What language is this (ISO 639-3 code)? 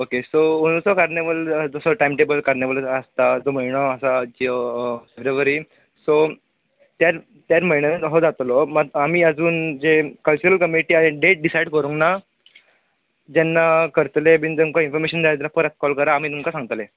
kok